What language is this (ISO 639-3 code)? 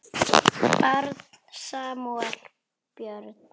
isl